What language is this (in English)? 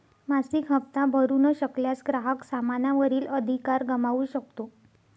Marathi